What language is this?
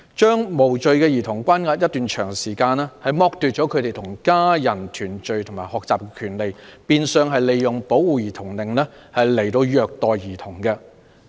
Cantonese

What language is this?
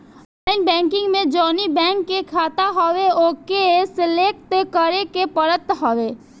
Bhojpuri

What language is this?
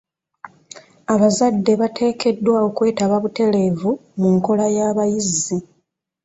Ganda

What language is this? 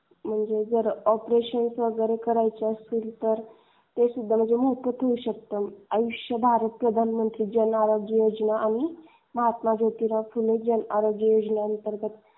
Marathi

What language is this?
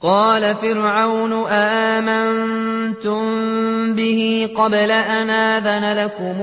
Arabic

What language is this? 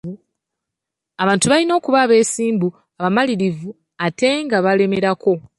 Ganda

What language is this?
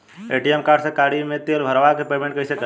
Bhojpuri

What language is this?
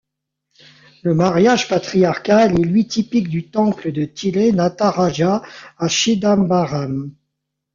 French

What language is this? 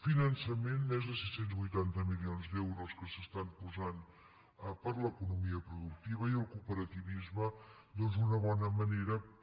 Catalan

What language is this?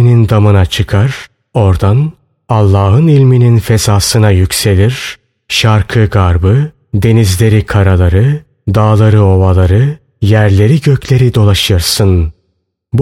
Turkish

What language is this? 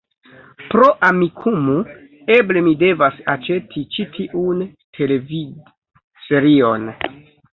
Esperanto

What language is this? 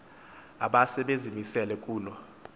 Xhosa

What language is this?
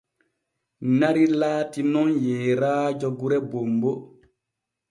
Borgu Fulfulde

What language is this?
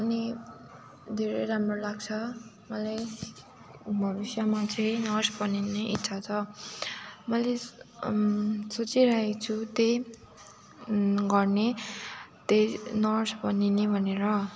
Nepali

